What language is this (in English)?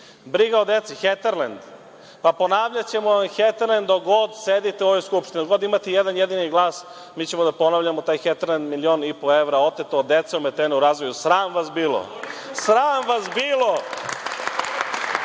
Serbian